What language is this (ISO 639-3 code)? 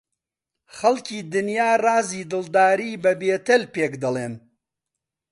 ckb